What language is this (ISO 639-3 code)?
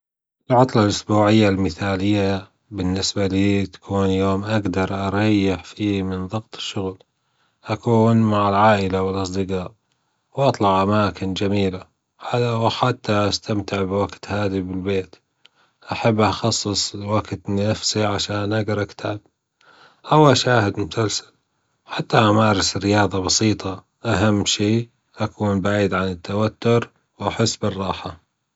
afb